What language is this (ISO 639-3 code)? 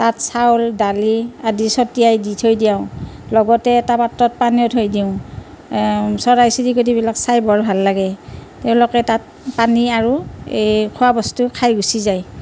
asm